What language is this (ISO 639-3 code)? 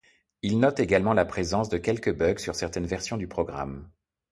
fra